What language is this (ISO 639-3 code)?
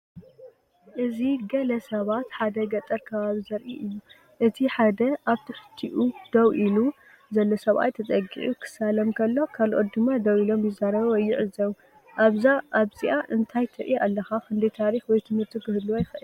tir